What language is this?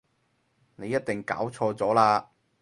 Cantonese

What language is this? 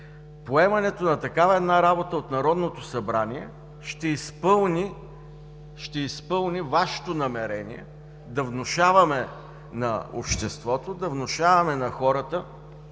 Bulgarian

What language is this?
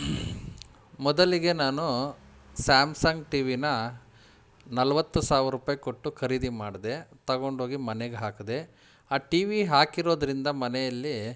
Kannada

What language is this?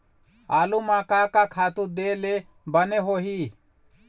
Chhattisgarhi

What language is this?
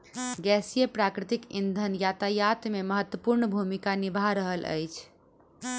Maithili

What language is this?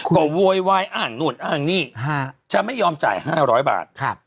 Thai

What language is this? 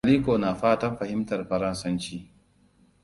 Hausa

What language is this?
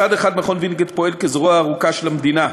Hebrew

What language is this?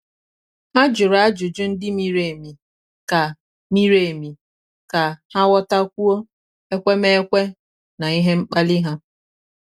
Igbo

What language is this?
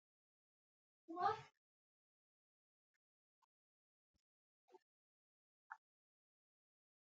Sidamo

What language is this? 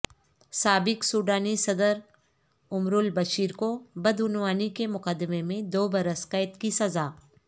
Urdu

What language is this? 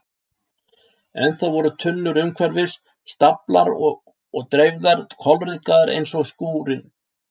Icelandic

